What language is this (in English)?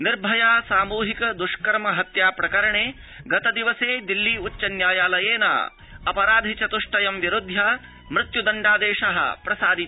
Sanskrit